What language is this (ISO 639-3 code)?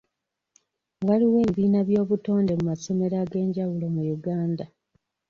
lug